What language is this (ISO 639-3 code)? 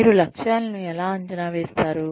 tel